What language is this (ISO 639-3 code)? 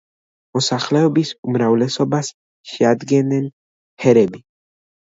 kat